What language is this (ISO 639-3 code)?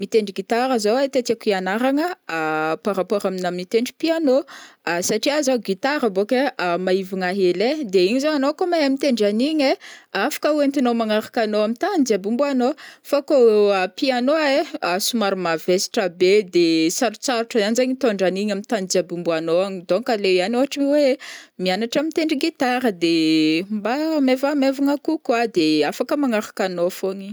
bmm